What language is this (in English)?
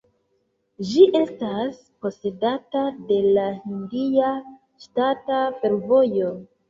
Esperanto